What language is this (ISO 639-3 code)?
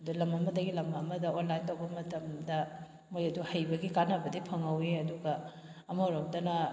mni